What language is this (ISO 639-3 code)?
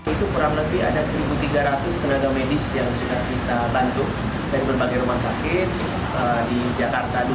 ind